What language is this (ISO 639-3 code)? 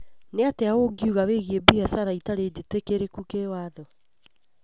kik